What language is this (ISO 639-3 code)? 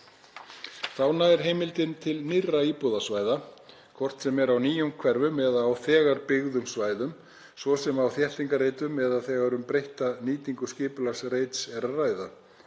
isl